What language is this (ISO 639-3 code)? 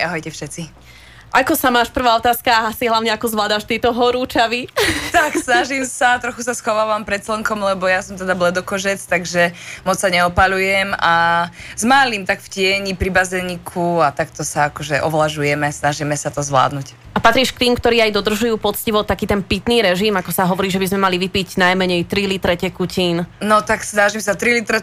slk